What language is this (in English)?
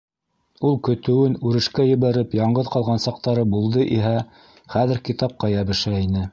Bashkir